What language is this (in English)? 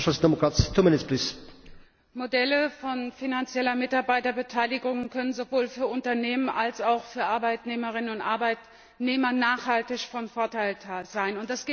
German